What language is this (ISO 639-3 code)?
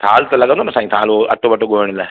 snd